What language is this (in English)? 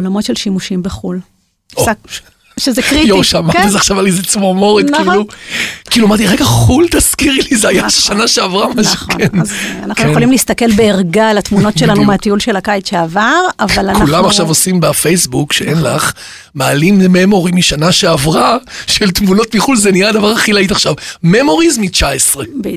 Hebrew